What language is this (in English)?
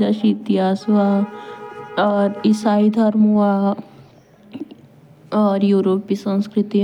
Jaunsari